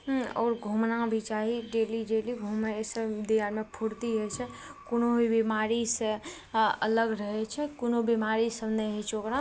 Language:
Maithili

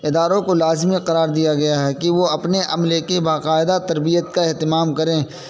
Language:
Urdu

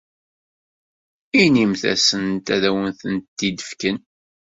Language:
Kabyle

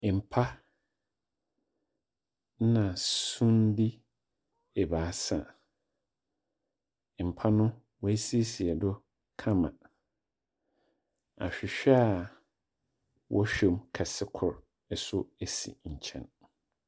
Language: Akan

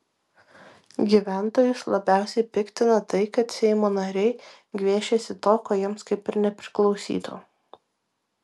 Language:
Lithuanian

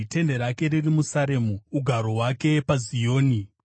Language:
Shona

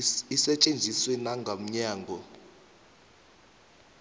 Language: South Ndebele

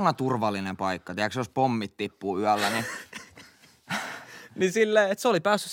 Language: Finnish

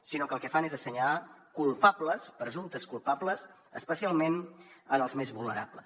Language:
Catalan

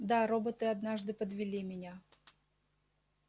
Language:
Russian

